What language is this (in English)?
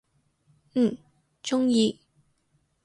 Cantonese